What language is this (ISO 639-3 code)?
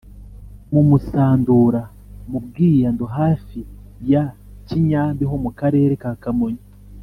kin